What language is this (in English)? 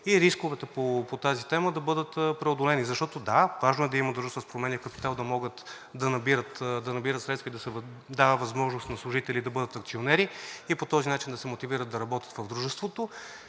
Bulgarian